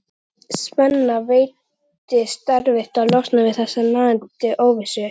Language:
Icelandic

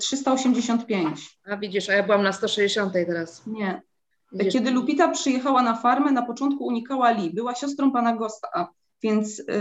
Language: Polish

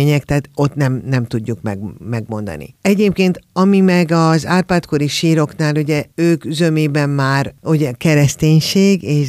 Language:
Hungarian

